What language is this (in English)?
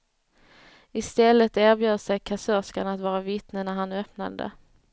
Swedish